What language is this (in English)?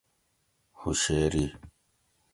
Gawri